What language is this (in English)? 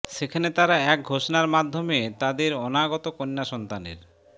Bangla